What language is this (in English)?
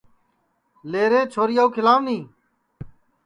Sansi